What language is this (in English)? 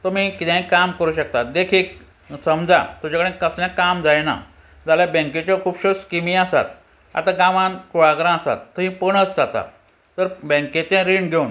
Konkani